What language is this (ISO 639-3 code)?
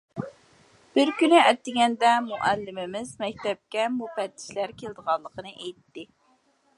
uig